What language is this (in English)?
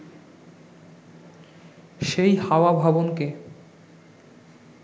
Bangla